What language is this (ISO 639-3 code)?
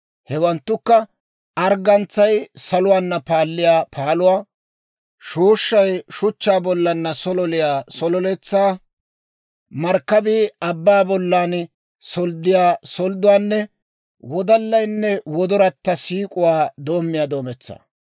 dwr